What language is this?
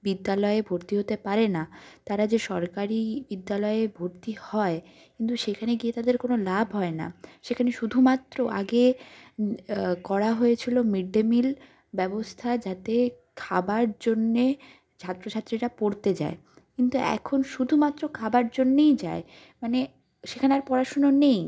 Bangla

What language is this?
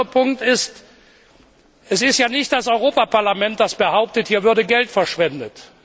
German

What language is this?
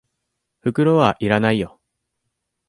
Japanese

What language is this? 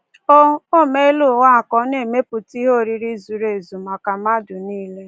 Igbo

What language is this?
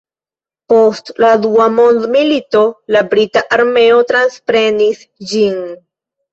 Esperanto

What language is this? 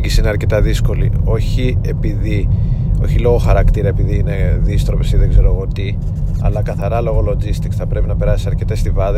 Greek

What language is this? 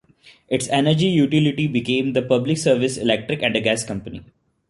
English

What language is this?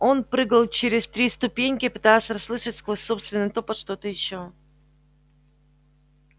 Russian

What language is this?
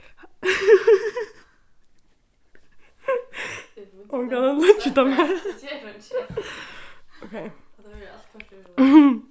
Faroese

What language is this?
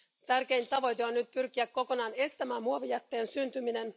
Finnish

